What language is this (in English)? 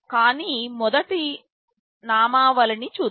Telugu